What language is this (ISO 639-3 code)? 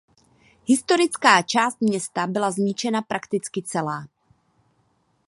ces